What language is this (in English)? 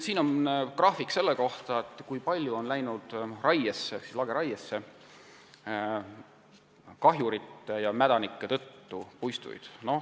Estonian